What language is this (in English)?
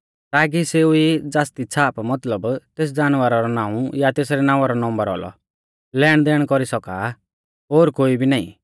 Mahasu Pahari